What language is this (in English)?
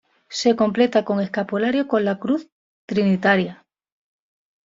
Spanish